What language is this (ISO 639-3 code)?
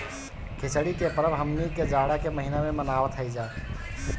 bho